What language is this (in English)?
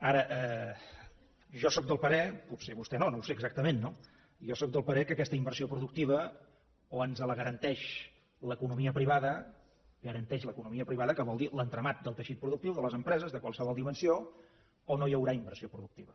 Catalan